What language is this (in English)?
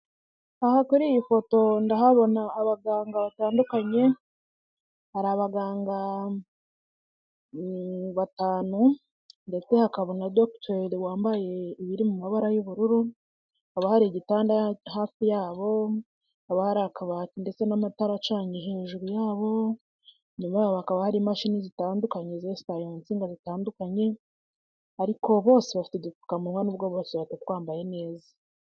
Kinyarwanda